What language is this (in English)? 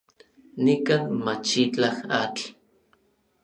Orizaba Nahuatl